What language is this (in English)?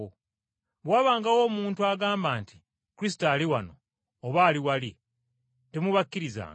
Ganda